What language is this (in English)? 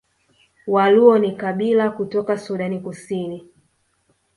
Swahili